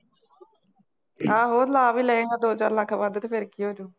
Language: Punjabi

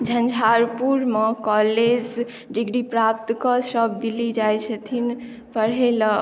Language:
Maithili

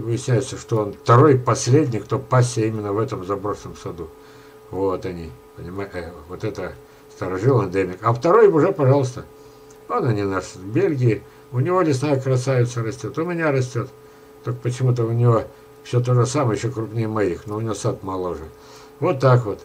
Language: Russian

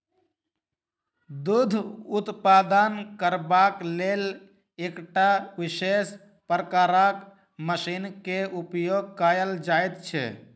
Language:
Maithili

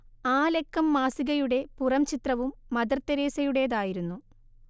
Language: Malayalam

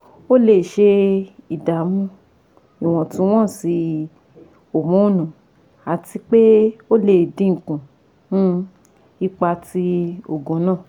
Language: Yoruba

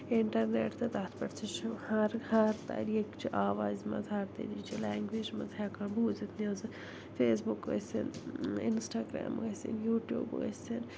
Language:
Kashmiri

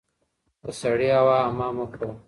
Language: Pashto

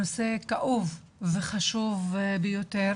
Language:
Hebrew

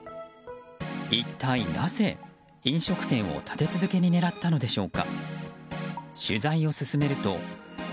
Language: Japanese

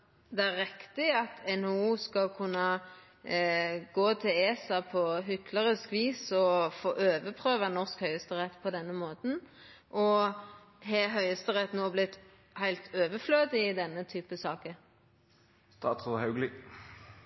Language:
Norwegian Nynorsk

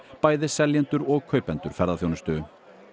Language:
Icelandic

